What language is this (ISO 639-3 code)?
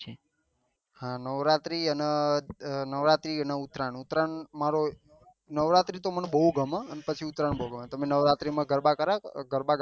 guj